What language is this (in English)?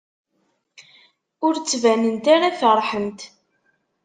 Kabyle